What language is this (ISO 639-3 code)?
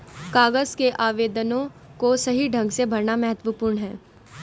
hin